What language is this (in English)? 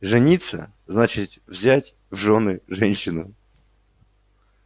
Russian